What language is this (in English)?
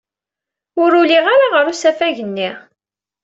Kabyle